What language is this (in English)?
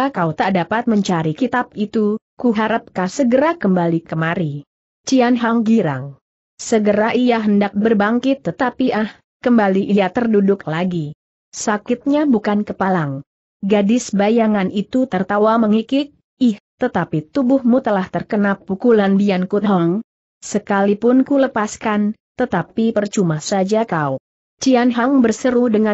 Indonesian